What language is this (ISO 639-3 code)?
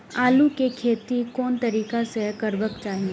mai